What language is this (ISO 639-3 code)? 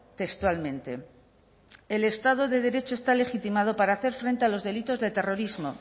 spa